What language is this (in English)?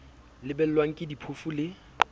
Southern Sotho